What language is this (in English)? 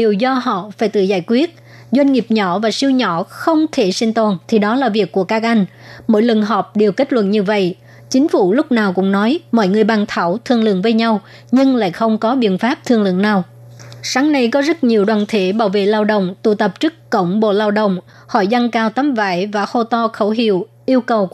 Vietnamese